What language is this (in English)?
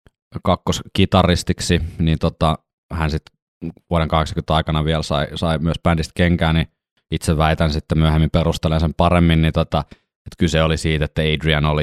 Finnish